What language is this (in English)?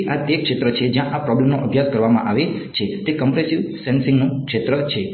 Gujarati